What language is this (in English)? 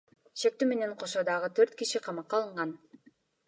Kyrgyz